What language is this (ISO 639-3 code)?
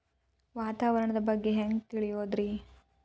kan